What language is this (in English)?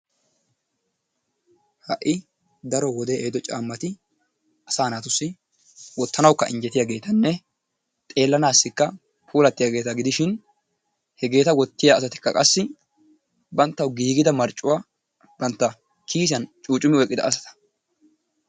Wolaytta